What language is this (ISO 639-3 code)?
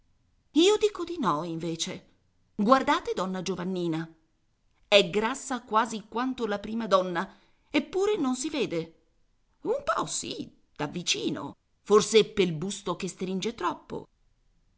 ita